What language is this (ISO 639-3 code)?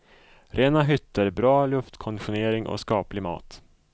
swe